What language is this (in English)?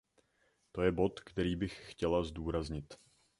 Czech